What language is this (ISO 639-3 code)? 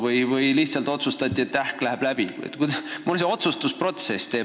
est